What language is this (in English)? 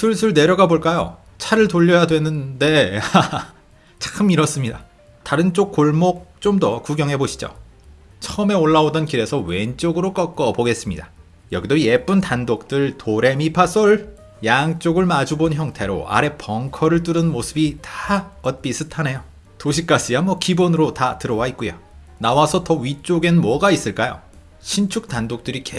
Korean